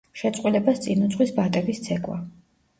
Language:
Georgian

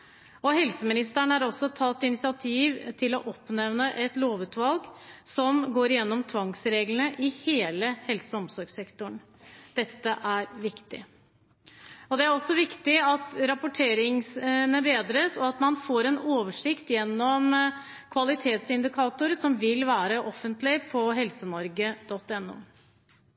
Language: Norwegian Bokmål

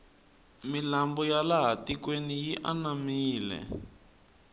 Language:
Tsonga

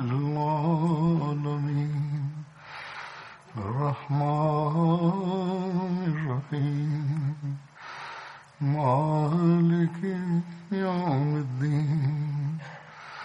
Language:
Bulgarian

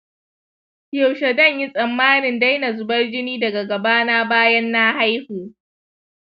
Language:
Hausa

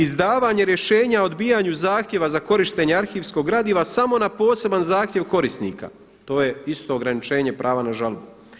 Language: Croatian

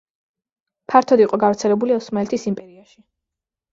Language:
Georgian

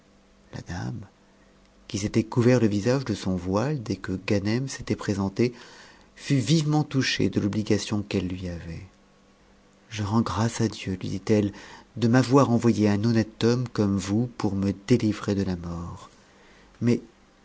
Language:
French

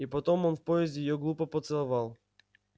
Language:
Russian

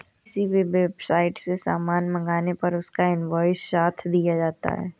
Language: Hindi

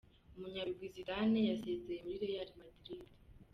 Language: Kinyarwanda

